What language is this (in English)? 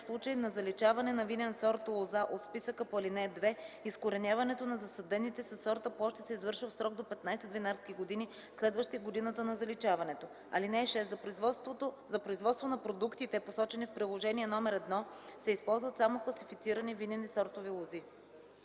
Bulgarian